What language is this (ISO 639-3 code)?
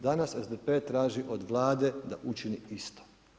hrv